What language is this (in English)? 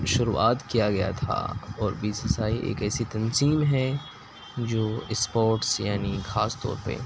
Urdu